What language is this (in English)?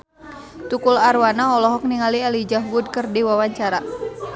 Sundanese